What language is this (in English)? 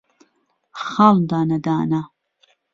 Central Kurdish